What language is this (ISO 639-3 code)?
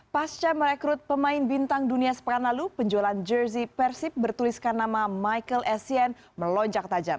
ind